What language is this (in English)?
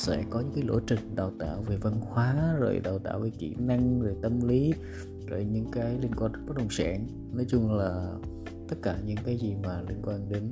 Vietnamese